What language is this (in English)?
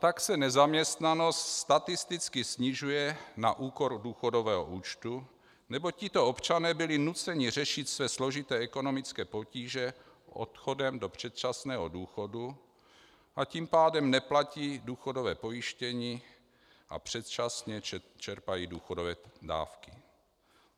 Czech